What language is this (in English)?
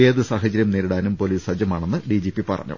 Malayalam